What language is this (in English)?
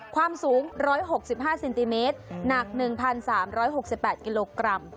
Thai